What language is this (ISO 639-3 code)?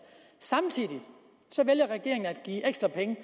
dan